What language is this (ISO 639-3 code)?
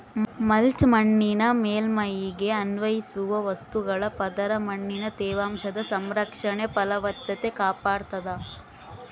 kan